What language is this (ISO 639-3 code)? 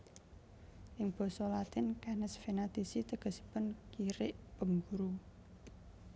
jav